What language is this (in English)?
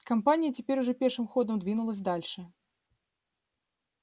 Russian